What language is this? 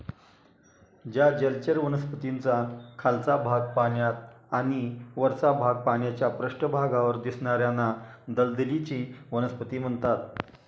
Marathi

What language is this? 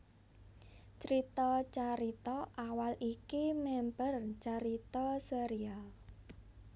Javanese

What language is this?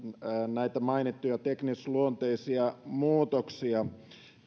Finnish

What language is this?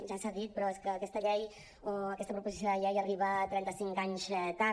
Catalan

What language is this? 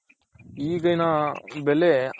Kannada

